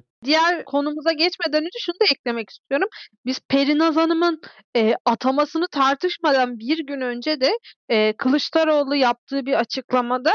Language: Turkish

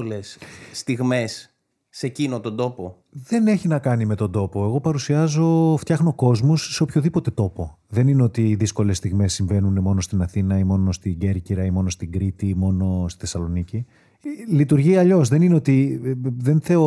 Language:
Greek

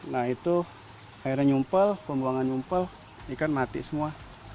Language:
Indonesian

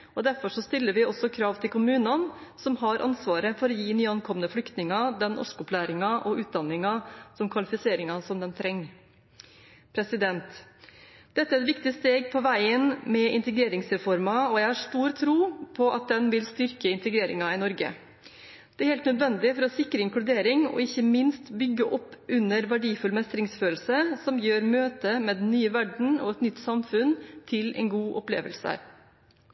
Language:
Norwegian Bokmål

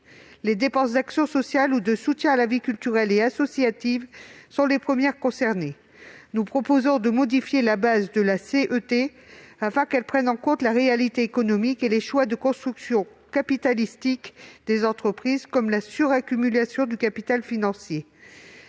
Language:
French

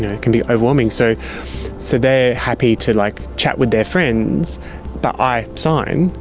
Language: English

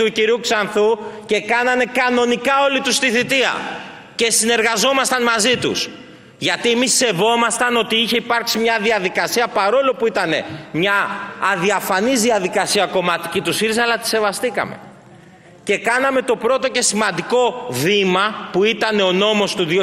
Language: Greek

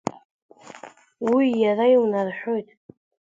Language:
Abkhazian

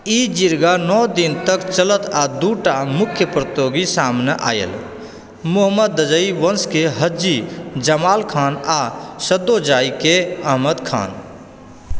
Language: Maithili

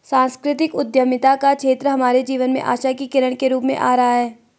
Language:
Hindi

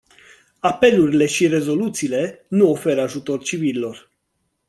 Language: Romanian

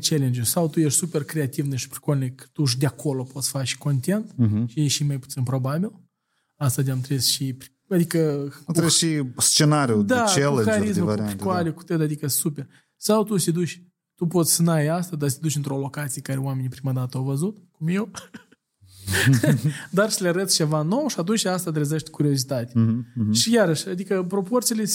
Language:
Romanian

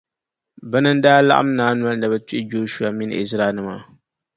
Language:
Dagbani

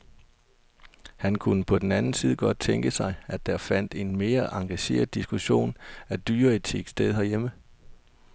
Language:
Danish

